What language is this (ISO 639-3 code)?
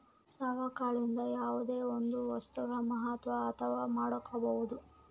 kan